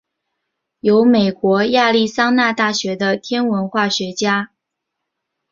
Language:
Chinese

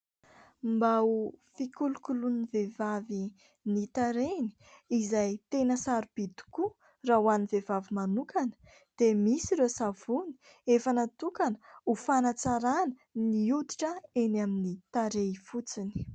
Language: Malagasy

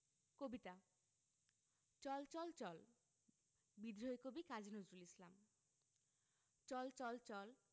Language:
Bangla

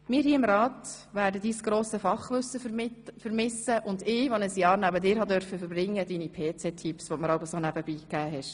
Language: Swiss German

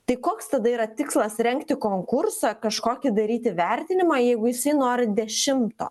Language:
Lithuanian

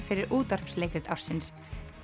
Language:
Icelandic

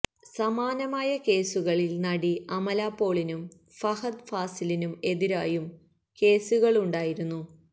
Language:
Malayalam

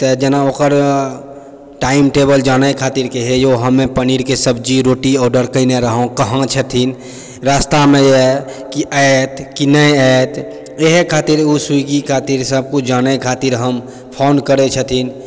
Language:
Maithili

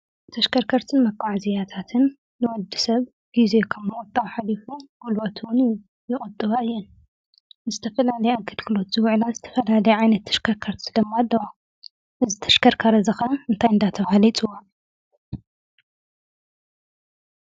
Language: Tigrinya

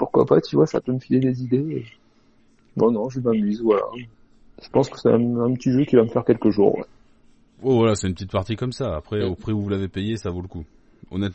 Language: French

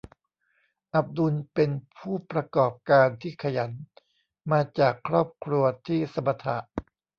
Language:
Thai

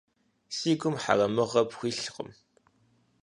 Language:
Kabardian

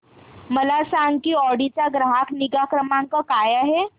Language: Marathi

